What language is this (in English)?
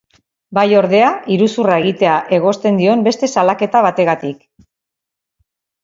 Basque